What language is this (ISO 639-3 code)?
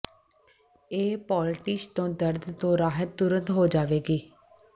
pan